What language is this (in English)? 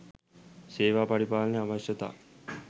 Sinhala